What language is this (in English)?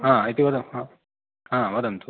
Sanskrit